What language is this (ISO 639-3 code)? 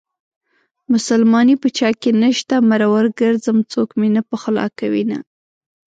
pus